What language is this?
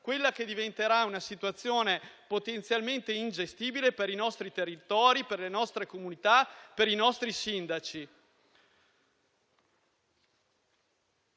Italian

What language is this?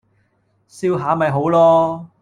Cantonese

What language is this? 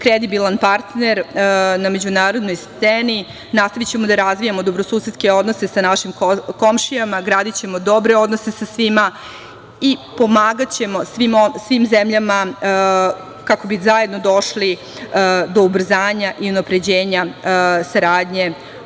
Serbian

